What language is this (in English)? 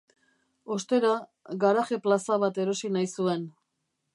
Basque